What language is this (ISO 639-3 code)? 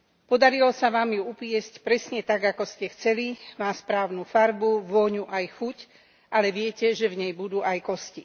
slk